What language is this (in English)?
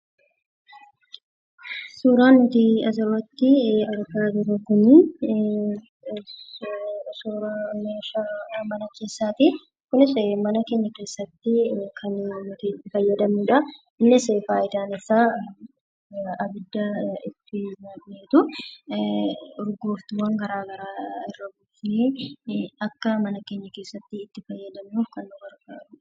Oromo